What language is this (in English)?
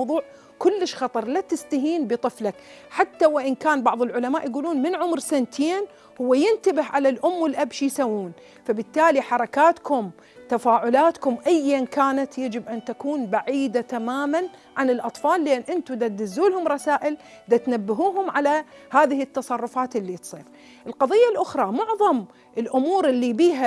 Arabic